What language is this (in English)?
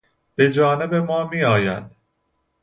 Persian